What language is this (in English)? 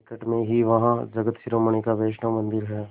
Hindi